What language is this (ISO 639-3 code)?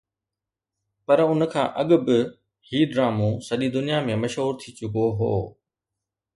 snd